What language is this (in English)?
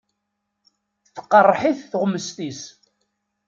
Kabyle